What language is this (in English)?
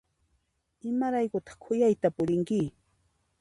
Puno Quechua